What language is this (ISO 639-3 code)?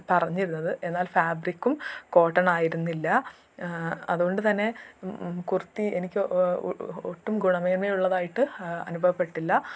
mal